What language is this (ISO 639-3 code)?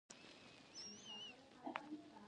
pus